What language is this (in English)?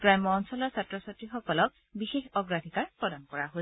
Assamese